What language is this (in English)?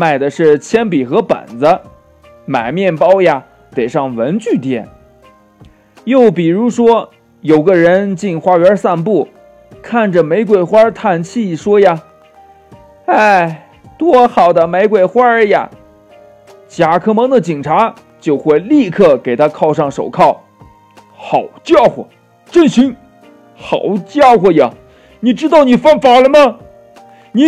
Chinese